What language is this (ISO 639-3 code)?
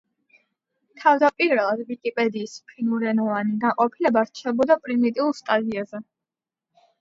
kat